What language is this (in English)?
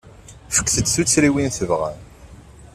Kabyle